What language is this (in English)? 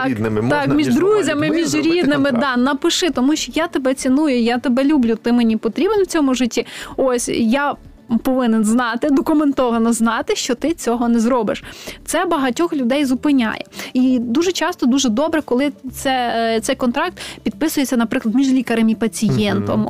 Ukrainian